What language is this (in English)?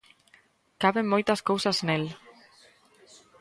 Galician